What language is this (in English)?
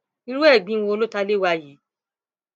Yoruba